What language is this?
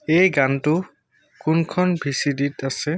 Assamese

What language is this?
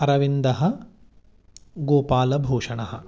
Sanskrit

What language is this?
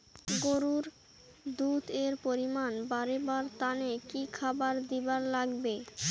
Bangla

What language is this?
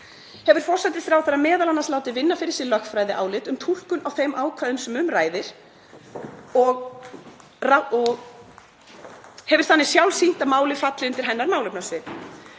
Icelandic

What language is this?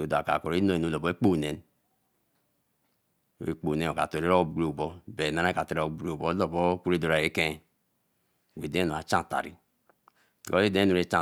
Eleme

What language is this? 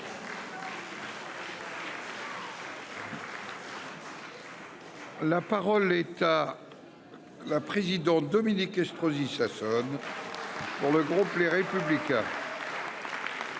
French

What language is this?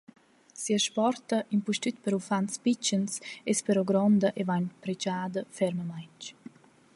Romansh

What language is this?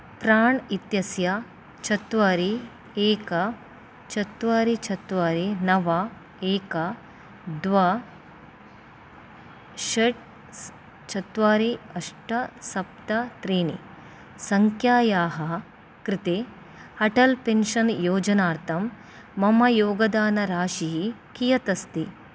Sanskrit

